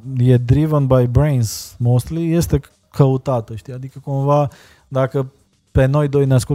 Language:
Romanian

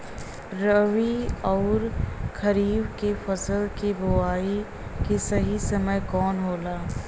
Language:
Bhojpuri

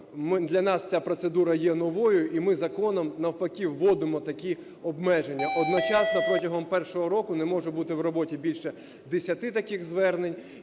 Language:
Ukrainian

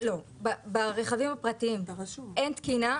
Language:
Hebrew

